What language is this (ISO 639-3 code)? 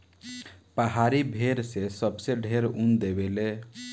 bho